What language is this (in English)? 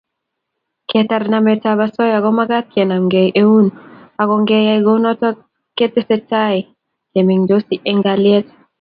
Kalenjin